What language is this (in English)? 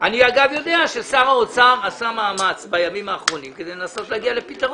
Hebrew